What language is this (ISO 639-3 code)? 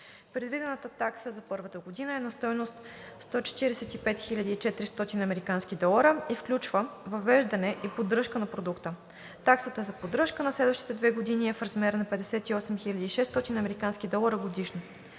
bul